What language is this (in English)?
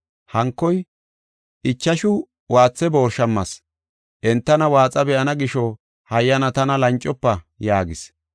Gofa